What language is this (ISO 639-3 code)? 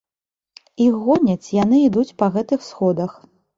bel